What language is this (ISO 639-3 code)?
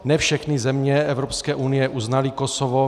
ces